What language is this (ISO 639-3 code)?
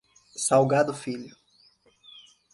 por